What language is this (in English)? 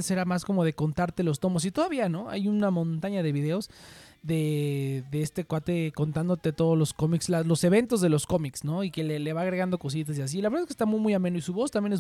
Spanish